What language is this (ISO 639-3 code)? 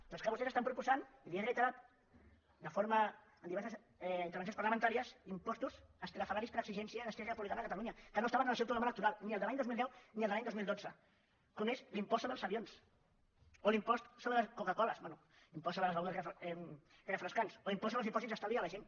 cat